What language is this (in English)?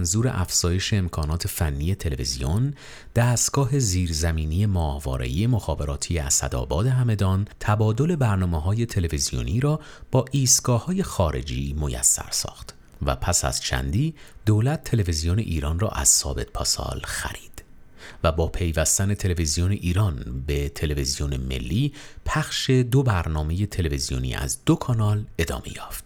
Persian